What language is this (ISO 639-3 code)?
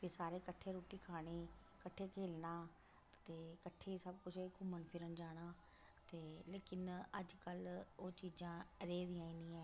doi